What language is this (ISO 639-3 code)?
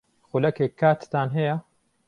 ckb